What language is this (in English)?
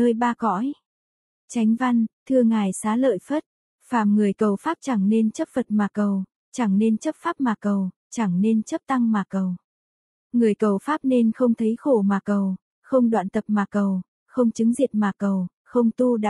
Vietnamese